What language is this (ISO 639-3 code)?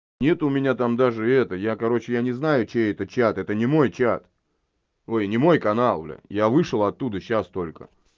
rus